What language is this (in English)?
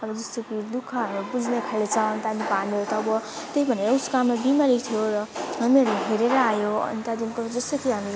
Nepali